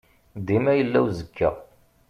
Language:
Kabyle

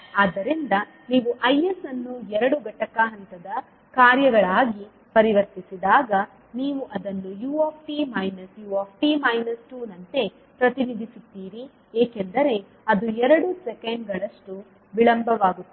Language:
Kannada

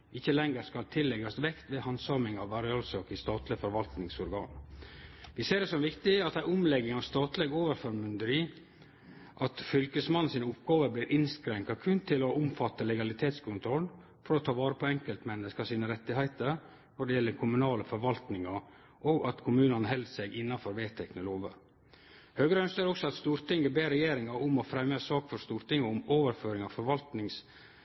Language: Norwegian Nynorsk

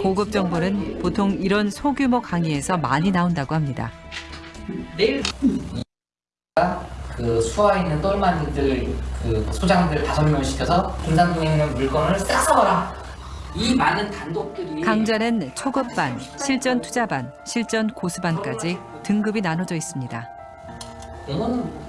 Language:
Korean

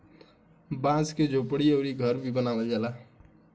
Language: Bhojpuri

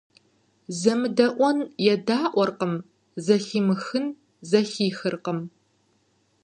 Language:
Kabardian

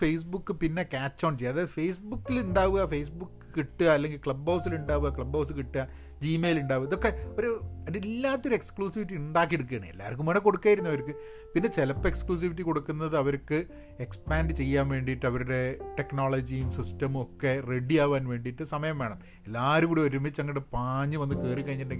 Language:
Malayalam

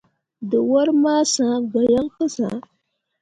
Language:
Mundang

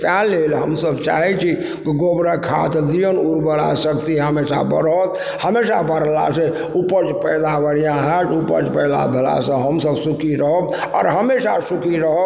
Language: Maithili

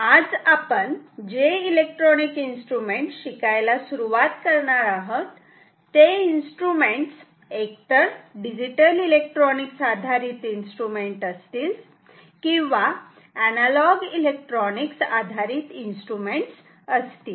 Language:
Marathi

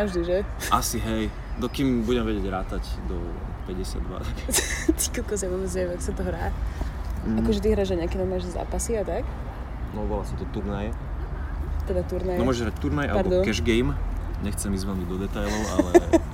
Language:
Slovak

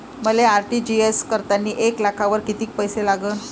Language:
Marathi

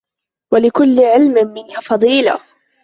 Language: Arabic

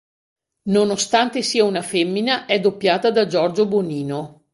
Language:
Italian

